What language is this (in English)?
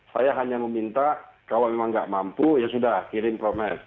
Indonesian